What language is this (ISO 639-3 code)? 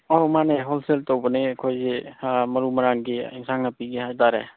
mni